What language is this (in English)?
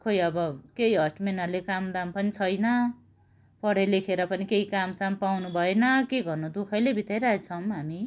Nepali